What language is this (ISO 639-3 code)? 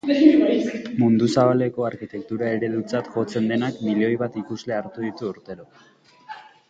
eus